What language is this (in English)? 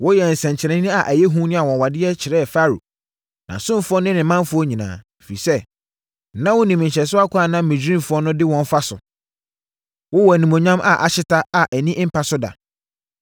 Akan